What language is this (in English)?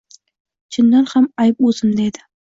Uzbek